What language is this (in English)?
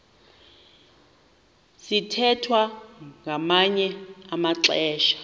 Xhosa